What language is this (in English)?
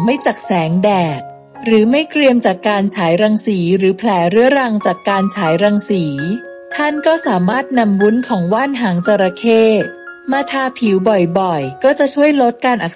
Thai